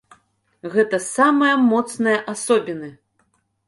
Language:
Belarusian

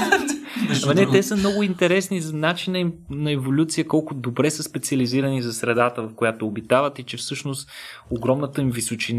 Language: Bulgarian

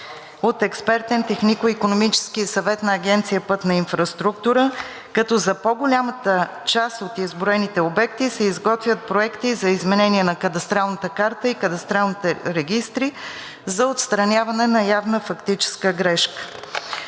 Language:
Bulgarian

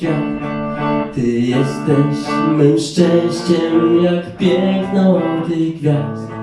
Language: Polish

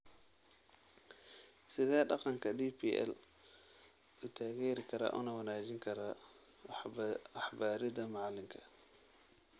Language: Somali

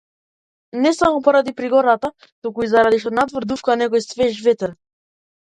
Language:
Macedonian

